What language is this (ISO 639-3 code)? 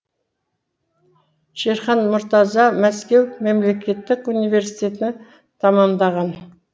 kaz